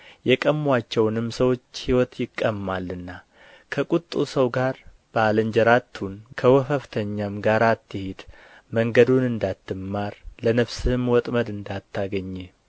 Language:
Amharic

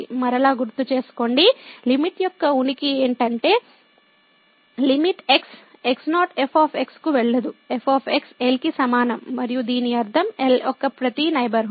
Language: Telugu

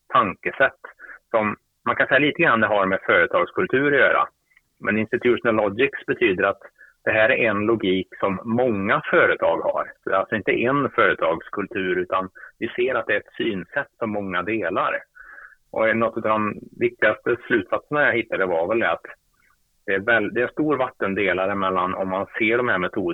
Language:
Swedish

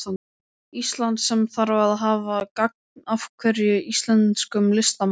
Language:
Icelandic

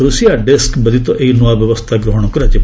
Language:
Odia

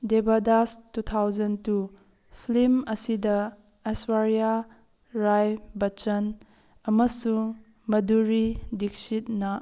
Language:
Manipuri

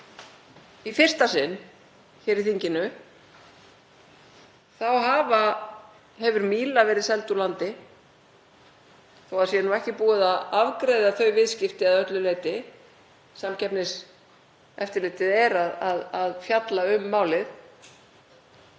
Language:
Icelandic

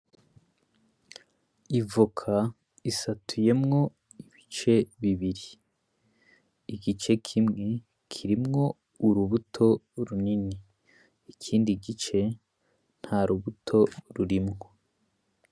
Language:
Rundi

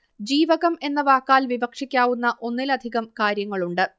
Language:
Malayalam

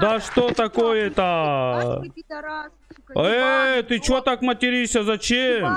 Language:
Russian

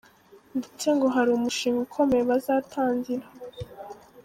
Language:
Kinyarwanda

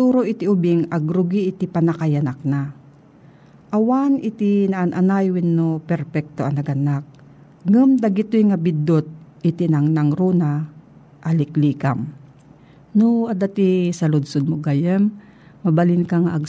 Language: Filipino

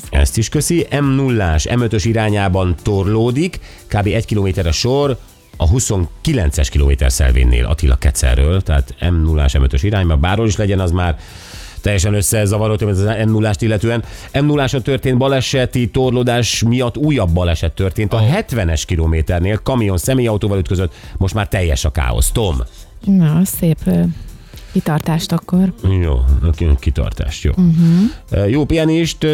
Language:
Hungarian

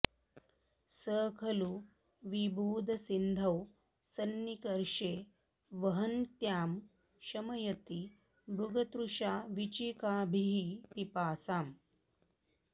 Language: Sanskrit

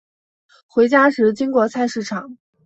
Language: Chinese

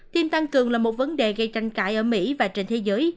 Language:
Vietnamese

